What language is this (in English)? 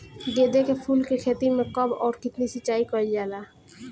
Bhojpuri